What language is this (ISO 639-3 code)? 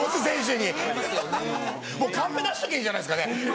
jpn